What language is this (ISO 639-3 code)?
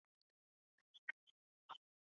zho